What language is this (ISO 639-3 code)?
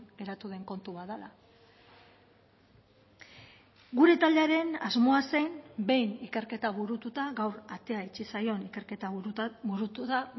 eus